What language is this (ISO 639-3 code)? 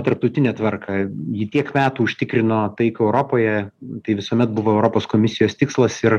lit